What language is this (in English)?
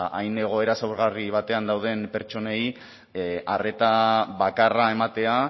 Basque